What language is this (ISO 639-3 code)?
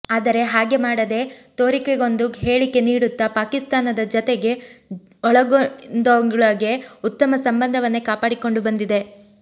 kan